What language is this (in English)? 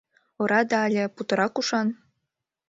Mari